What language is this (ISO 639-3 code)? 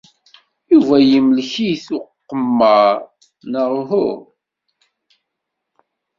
kab